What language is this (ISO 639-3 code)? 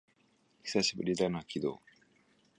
jpn